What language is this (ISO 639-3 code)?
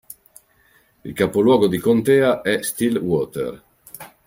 ita